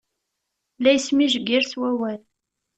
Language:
Kabyle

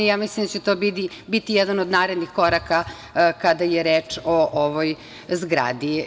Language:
Serbian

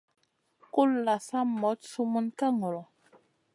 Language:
Masana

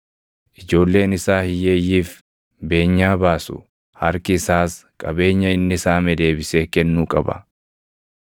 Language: Oromo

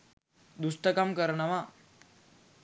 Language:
Sinhala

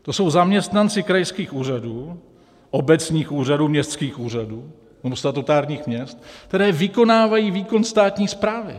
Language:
Czech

